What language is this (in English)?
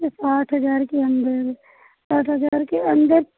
Hindi